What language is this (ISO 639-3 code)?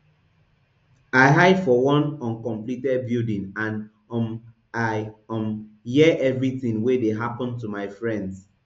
pcm